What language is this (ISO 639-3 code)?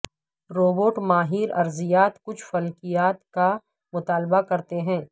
urd